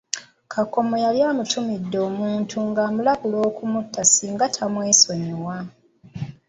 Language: Ganda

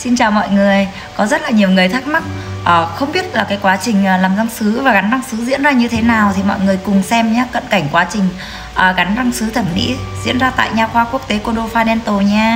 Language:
Vietnamese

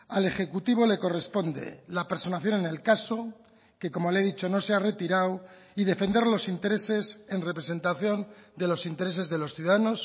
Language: Spanish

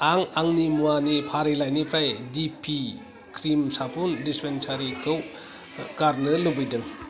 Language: Bodo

